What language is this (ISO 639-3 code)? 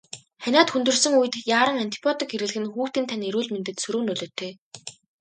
mon